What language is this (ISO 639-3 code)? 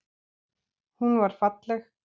isl